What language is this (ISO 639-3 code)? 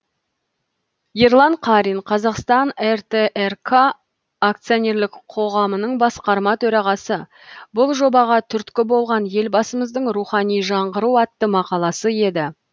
kaz